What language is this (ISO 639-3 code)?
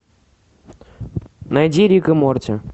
rus